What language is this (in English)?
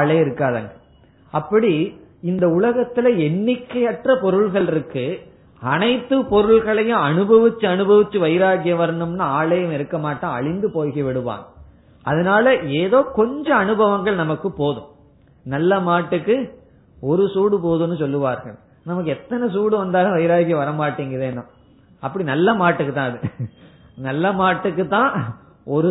Tamil